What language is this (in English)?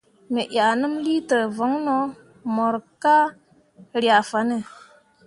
Mundang